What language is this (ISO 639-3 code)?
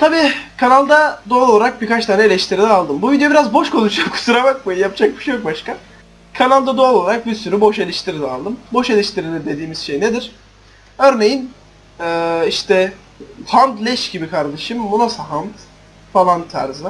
tur